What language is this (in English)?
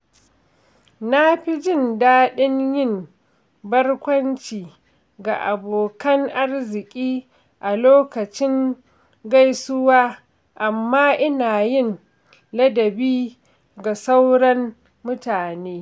Hausa